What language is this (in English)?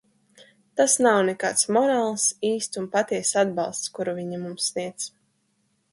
Latvian